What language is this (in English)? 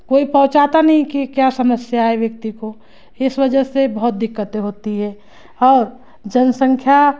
Hindi